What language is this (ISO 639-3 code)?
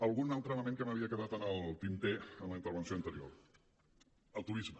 cat